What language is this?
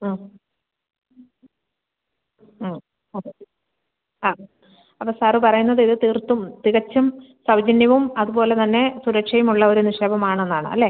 Malayalam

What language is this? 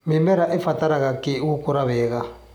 Kikuyu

